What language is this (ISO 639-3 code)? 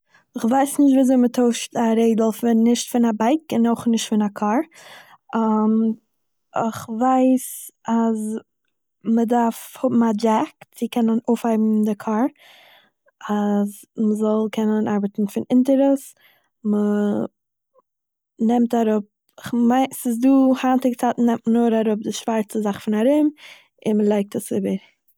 yid